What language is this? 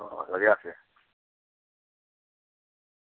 Urdu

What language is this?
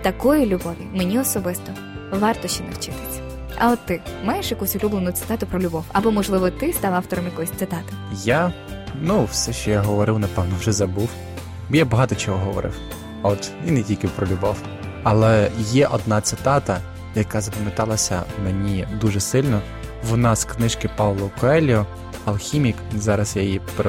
Ukrainian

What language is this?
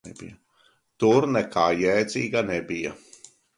Latvian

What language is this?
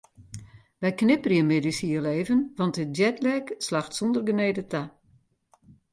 Western Frisian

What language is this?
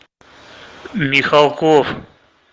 Russian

